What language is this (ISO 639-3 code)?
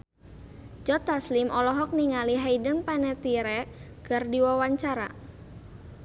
sun